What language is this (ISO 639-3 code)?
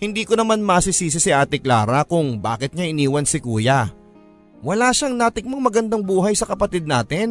fil